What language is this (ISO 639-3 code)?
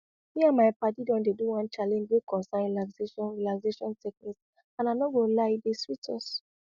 pcm